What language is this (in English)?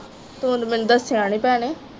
Punjabi